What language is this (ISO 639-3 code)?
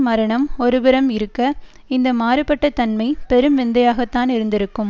tam